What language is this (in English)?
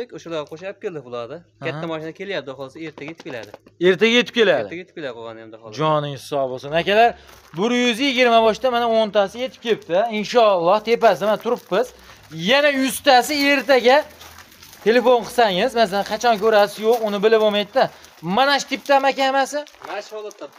Turkish